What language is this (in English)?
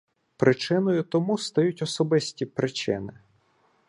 Ukrainian